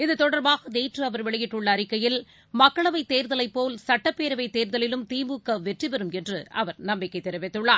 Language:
Tamil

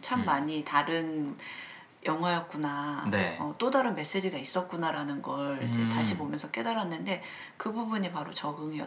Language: Korean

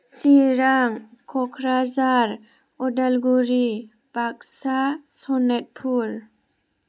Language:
Bodo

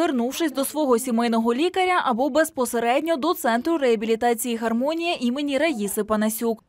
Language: Ukrainian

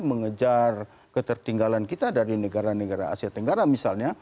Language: Indonesian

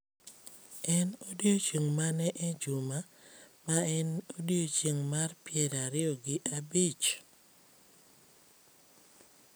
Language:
Luo (Kenya and Tanzania)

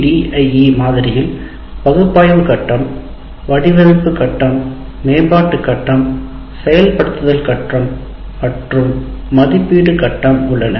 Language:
Tamil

